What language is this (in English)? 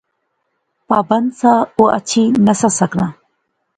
Pahari-Potwari